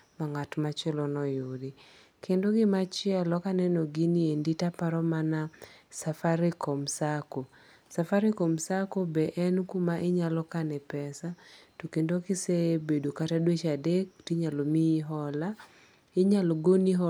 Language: Luo (Kenya and Tanzania)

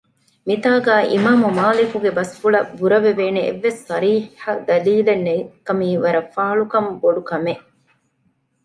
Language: Divehi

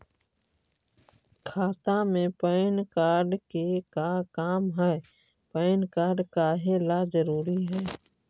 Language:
Magahi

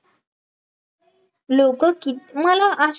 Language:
Marathi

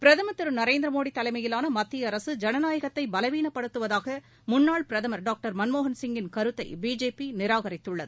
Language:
Tamil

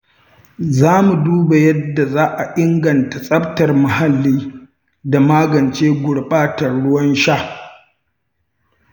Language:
Hausa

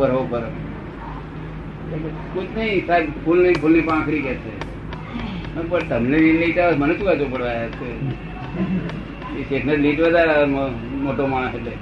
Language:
Gujarati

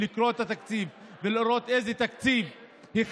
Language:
Hebrew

